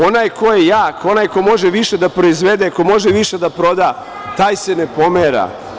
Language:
Serbian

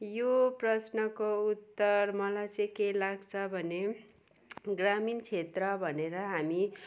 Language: Nepali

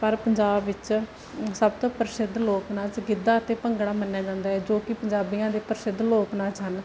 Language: Punjabi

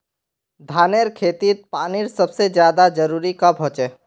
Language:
Magahi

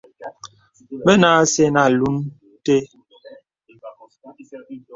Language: Bebele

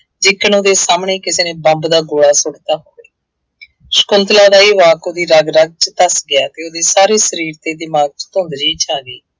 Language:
Punjabi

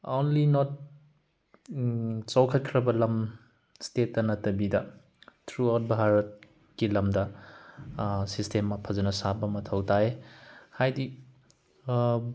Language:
Manipuri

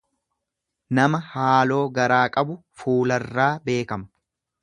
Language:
Oromo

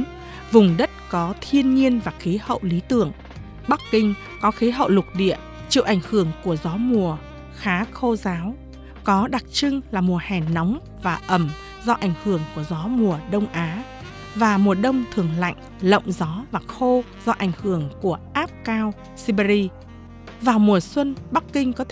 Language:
Vietnamese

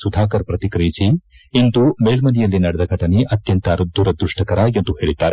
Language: Kannada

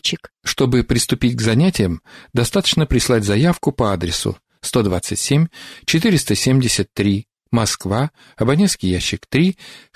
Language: Russian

